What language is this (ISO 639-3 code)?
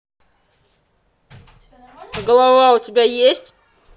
rus